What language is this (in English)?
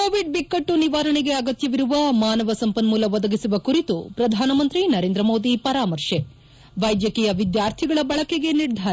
Kannada